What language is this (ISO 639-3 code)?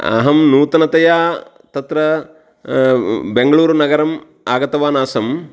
san